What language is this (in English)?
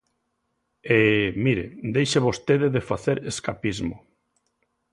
Galician